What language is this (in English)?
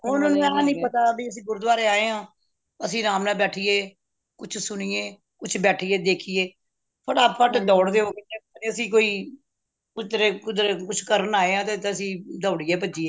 Punjabi